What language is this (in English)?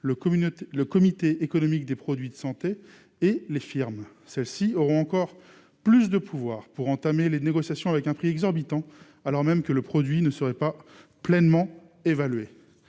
French